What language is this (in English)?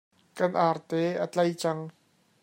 Hakha Chin